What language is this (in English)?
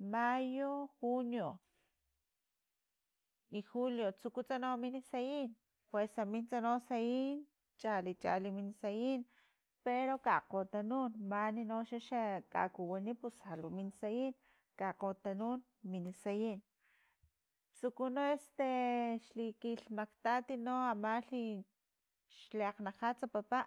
Filomena Mata-Coahuitlán Totonac